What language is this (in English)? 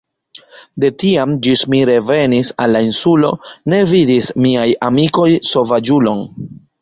Esperanto